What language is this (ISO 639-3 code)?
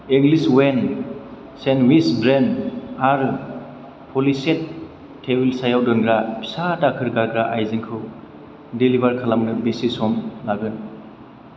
brx